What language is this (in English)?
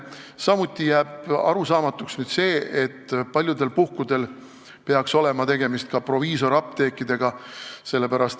Estonian